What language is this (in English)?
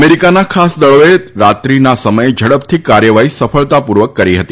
Gujarati